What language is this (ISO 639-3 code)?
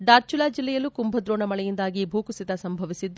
kan